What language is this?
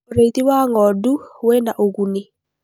Kikuyu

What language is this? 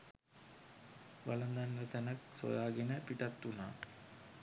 Sinhala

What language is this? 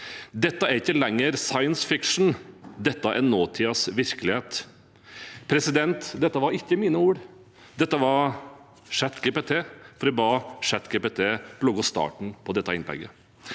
Norwegian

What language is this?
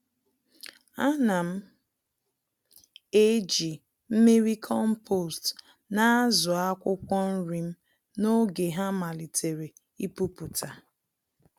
Igbo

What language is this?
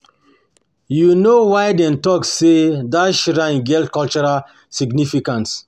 Nigerian Pidgin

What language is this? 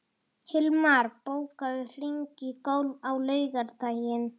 Icelandic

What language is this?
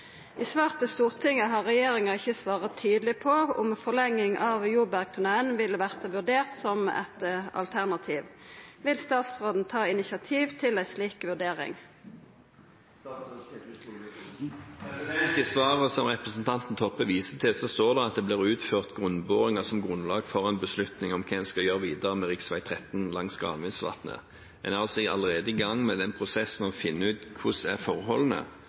Norwegian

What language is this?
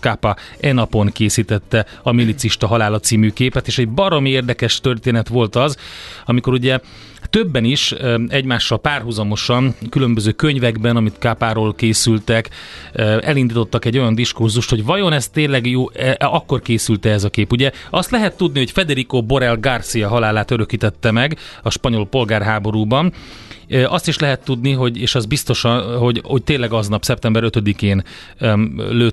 Hungarian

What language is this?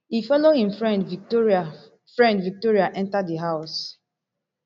Nigerian Pidgin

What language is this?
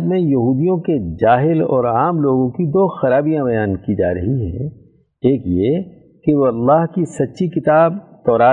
Urdu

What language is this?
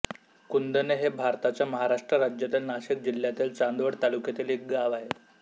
Marathi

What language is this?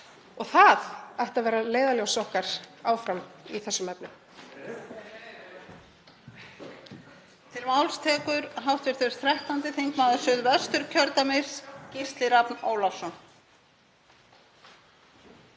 Icelandic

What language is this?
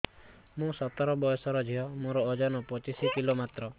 Odia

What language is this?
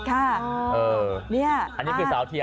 Thai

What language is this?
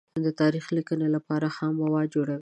Pashto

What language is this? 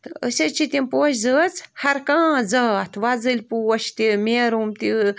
Kashmiri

